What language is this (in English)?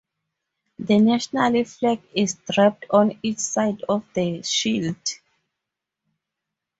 English